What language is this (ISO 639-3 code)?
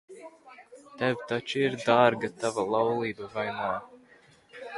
lav